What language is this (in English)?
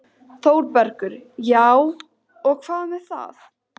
Icelandic